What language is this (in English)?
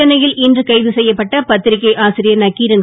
Tamil